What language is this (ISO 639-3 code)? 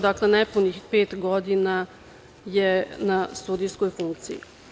srp